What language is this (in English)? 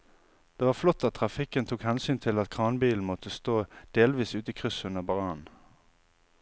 Norwegian